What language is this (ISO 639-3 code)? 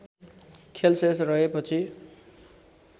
nep